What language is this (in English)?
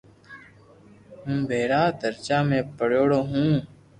Loarki